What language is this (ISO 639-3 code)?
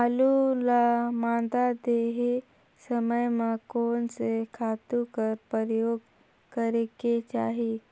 hne